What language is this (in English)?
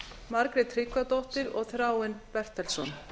Icelandic